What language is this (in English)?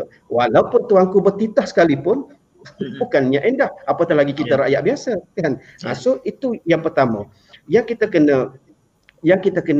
Malay